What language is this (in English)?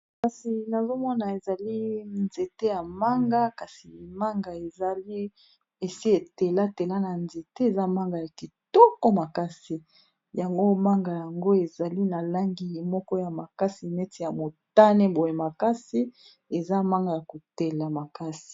Lingala